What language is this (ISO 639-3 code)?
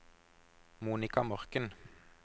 nor